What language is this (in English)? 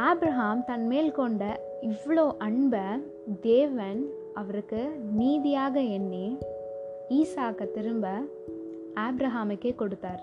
Tamil